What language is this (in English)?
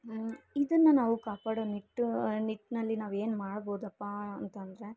Kannada